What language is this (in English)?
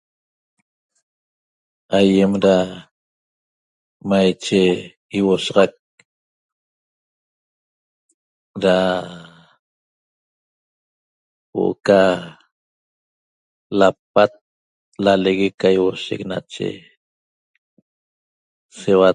Toba